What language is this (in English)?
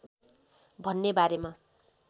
Nepali